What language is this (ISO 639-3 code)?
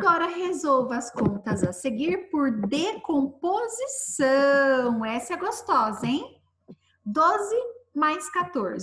por